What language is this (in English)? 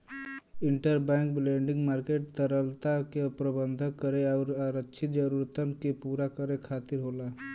Bhojpuri